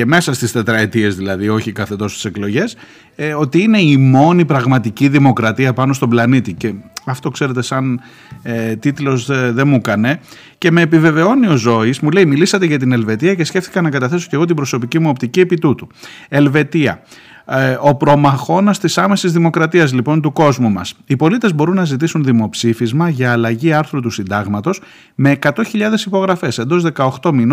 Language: Greek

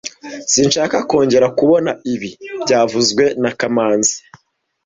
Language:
Kinyarwanda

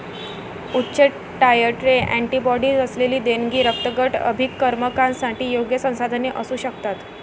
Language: Marathi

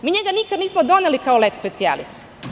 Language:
Serbian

